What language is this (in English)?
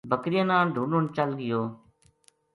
Gujari